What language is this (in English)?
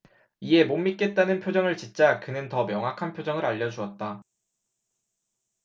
Korean